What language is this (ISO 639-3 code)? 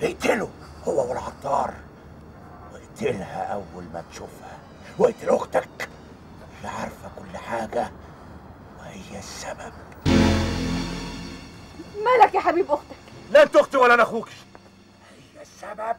ara